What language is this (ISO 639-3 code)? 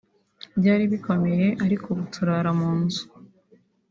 kin